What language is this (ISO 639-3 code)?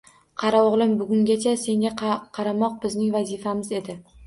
uzb